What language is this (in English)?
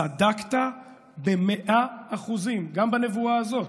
Hebrew